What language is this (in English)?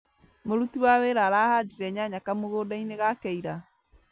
Kikuyu